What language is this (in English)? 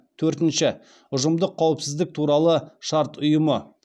Kazakh